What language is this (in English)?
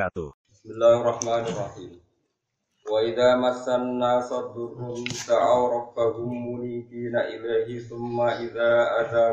Indonesian